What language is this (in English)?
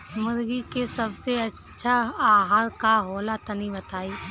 Bhojpuri